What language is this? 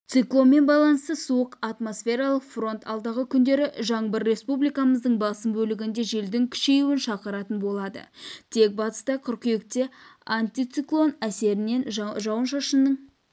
Kazakh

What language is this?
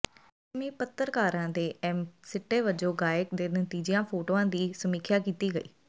Punjabi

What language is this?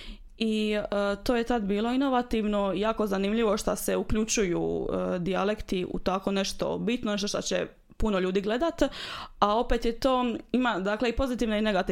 Croatian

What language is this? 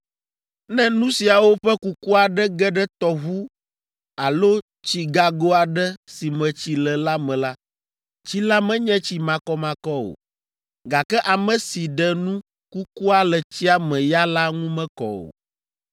Ewe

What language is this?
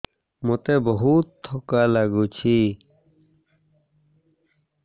Odia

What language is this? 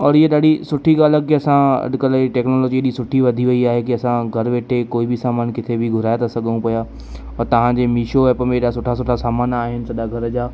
Sindhi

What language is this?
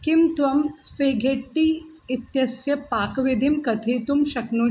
Sanskrit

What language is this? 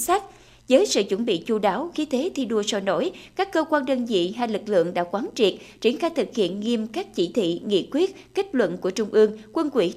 Vietnamese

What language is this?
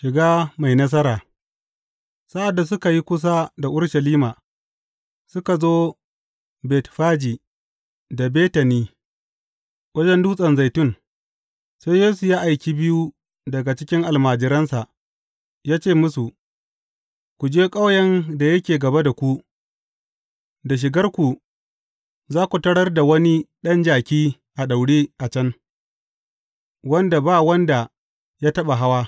Hausa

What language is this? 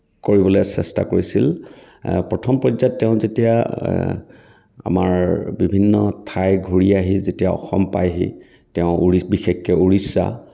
Assamese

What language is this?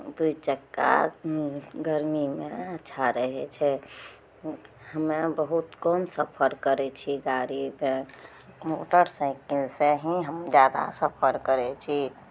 Maithili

